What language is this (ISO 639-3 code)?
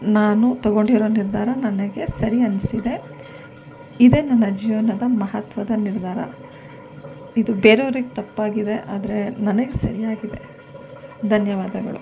kan